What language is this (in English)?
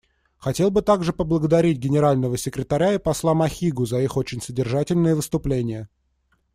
Russian